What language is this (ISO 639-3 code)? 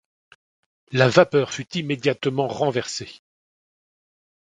fra